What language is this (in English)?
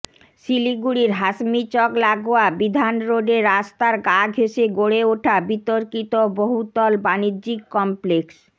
Bangla